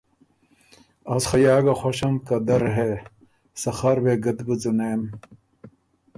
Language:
Ormuri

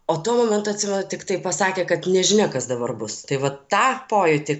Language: Lithuanian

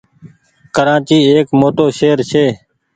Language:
Goaria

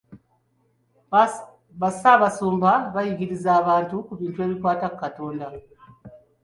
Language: Ganda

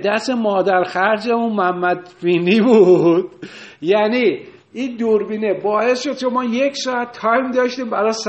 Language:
Persian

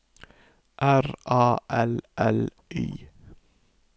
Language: Norwegian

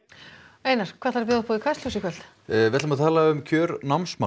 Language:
Icelandic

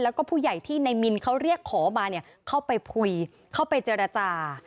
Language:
Thai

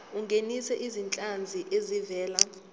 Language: Zulu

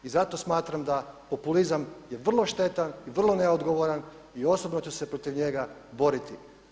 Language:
Croatian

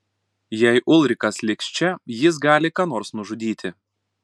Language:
Lithuanian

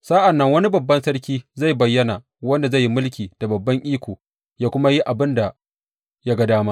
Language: Hausa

